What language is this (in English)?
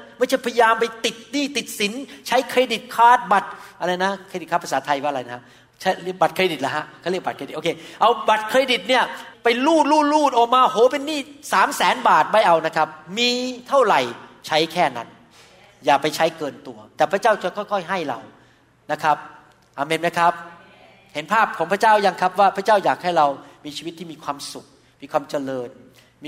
Thai